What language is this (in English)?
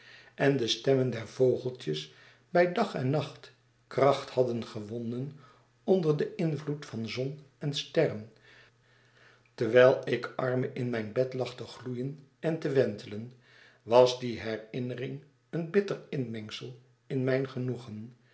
Dutch